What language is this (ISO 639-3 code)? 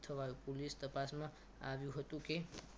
guj